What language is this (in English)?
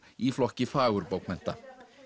Icelandic